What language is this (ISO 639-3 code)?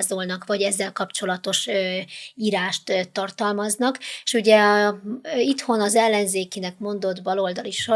hun